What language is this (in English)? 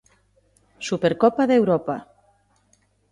Galician